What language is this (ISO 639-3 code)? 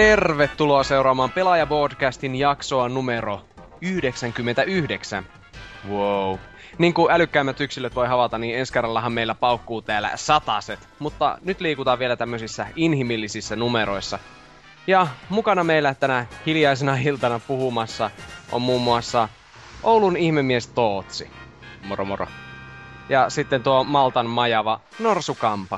fin